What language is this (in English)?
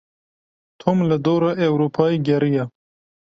Kurdish